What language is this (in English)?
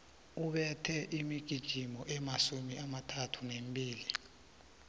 South Ndebele